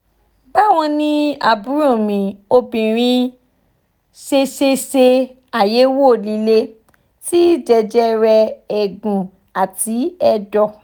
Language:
Yoruba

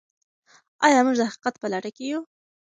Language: Pashto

